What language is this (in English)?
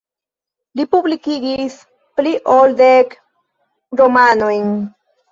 Esperanto